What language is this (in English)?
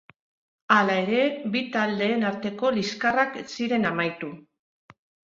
Basque